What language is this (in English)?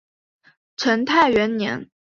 Chinese